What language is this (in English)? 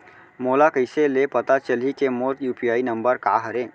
Chhattisgarhi